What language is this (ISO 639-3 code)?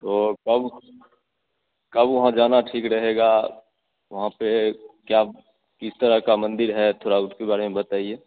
hin